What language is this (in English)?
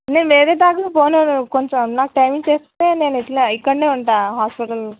Telugu